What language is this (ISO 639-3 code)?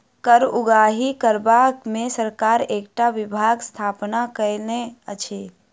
mai